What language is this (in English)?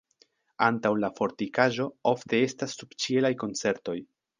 Esperanto